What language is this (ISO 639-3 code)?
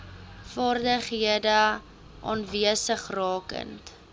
afr